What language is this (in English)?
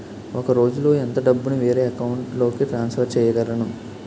Telugu